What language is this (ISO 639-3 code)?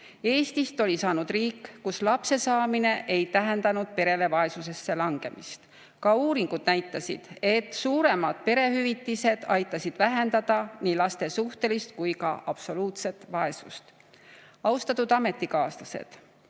est